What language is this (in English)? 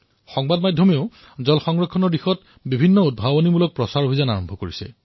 Assamese